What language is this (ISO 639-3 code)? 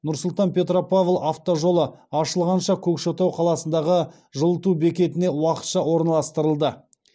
kaz